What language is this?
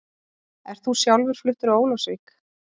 Icelandic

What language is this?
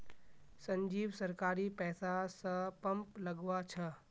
Magahi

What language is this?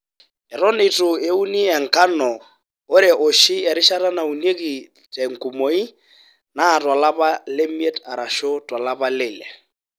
Masai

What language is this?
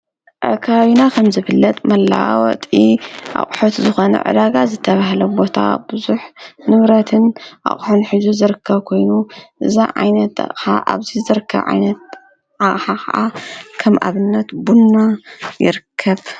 Tigrinya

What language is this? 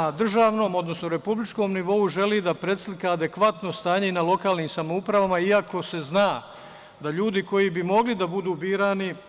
Serbian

